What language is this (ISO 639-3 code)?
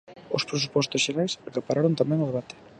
glg